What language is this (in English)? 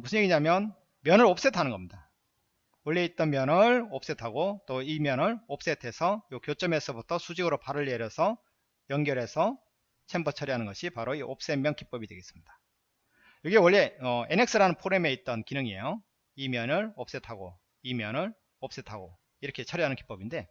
Korean